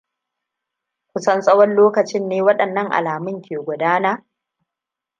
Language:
Hausa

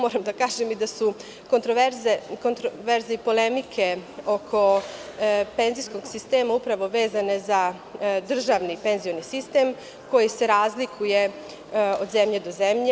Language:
Serbian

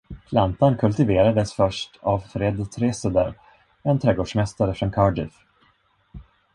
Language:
Swedish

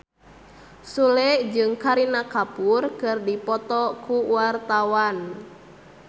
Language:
Sundanese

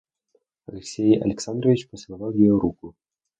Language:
Russian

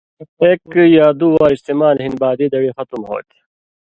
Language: Indus Kohistani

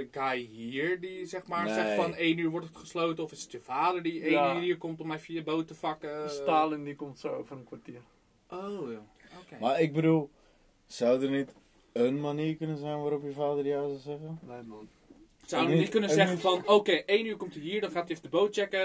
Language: Dutch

